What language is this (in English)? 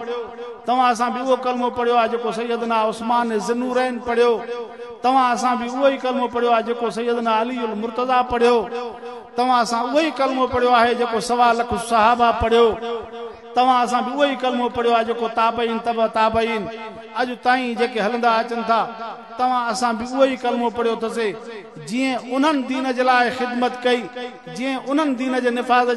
Hindi